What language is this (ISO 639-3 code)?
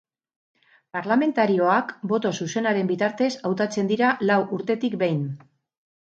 eus